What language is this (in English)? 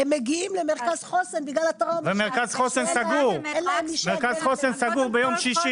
Hebrew